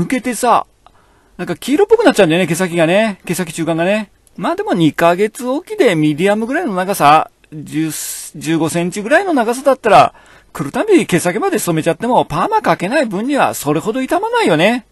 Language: Japanese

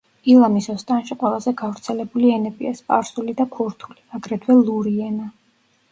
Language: Georgian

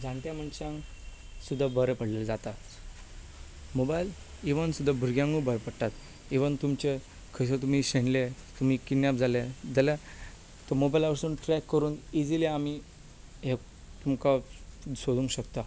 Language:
Konkani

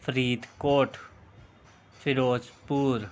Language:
Punjabi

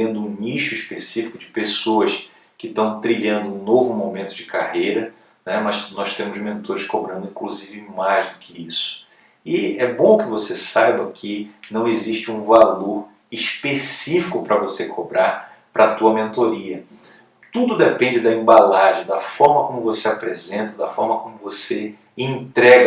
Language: Portuguese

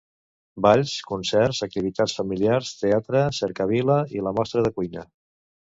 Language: Catalan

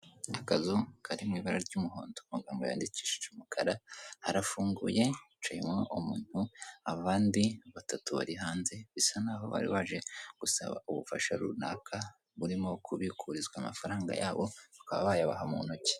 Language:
Kinyarwanda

